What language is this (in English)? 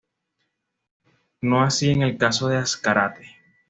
Spanish